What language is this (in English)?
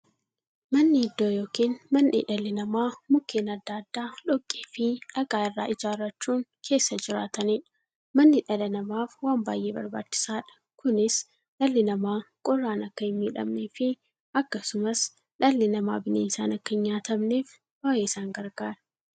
Oromo